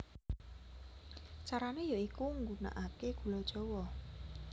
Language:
Javanese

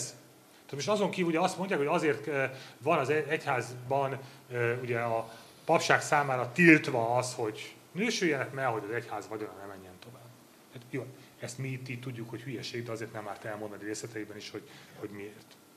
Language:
Hungarian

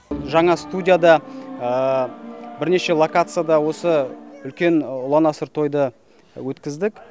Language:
Kazakh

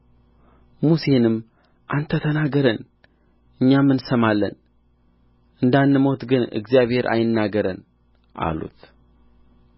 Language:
Amharic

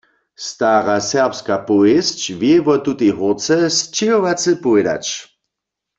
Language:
Upper Sorbian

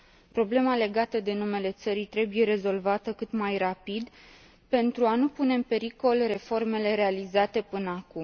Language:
Romanian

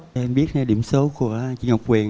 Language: Vietnamese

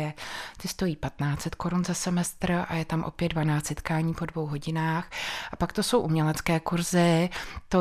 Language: Czech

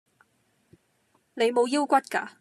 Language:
Cantonese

